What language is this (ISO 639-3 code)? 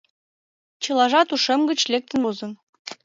chm